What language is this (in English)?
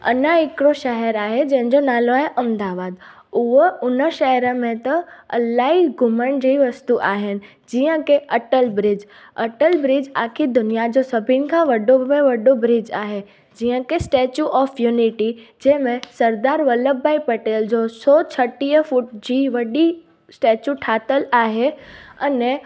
Sindhi